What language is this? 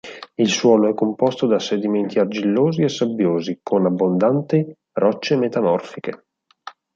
Italian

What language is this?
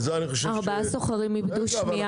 Hebrew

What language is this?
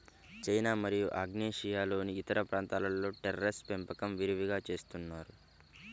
Telugu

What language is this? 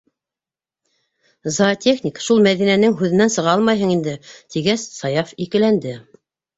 Bashkir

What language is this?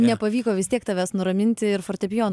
Lithuanian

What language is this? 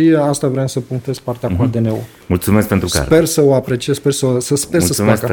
Romanian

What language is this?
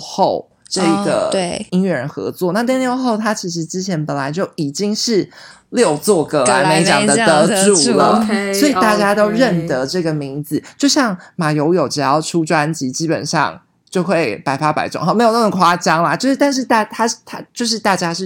Chinese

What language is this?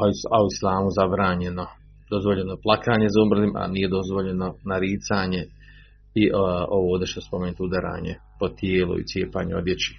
Croatian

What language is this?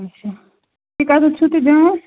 Kashmiri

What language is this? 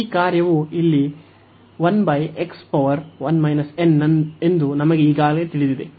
Kannada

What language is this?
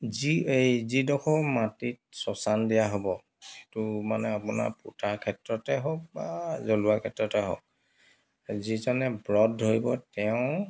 Assamese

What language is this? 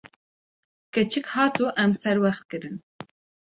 Kurdish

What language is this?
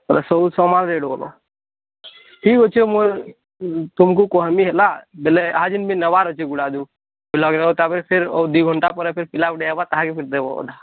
Odia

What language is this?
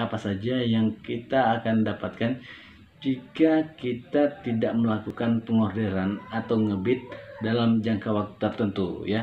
Indonesian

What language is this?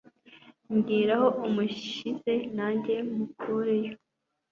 Kinyarwanda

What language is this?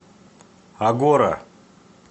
Russian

